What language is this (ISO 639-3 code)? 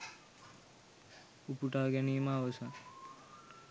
sin